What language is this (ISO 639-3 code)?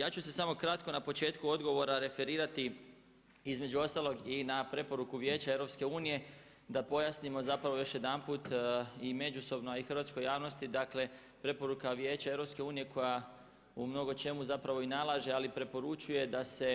hrv